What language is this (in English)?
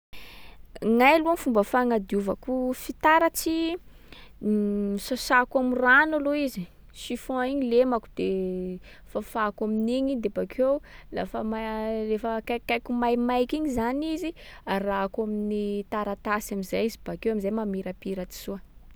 Sakalava Malagasy